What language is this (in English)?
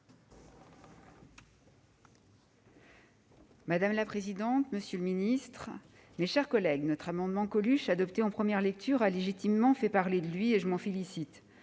French